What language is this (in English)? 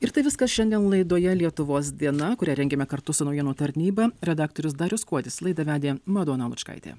Lithuanian